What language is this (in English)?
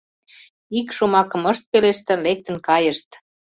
Mari